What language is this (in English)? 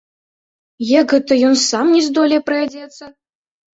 Belarusian